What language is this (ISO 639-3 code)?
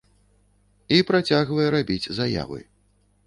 bel